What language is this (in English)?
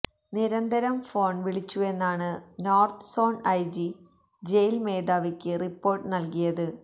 Malayalam